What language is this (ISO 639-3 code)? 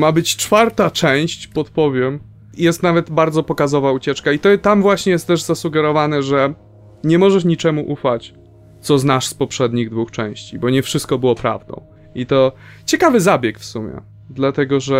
pol